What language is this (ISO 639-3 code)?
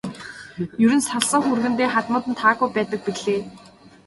mon